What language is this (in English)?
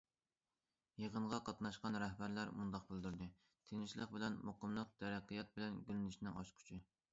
Uyghur